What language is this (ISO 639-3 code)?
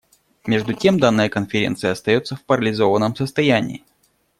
rus